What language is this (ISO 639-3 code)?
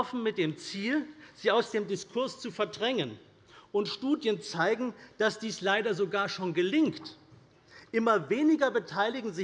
deu